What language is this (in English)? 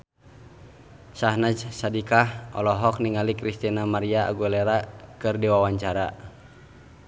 Sundanese